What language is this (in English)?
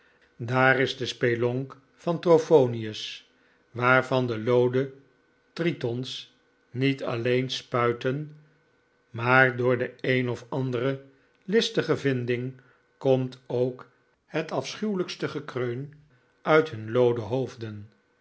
Dutch